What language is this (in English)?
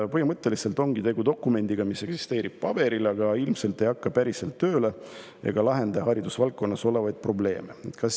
Estonian